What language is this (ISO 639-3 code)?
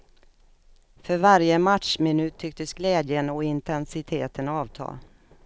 swe